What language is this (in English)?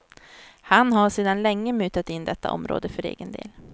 Swedish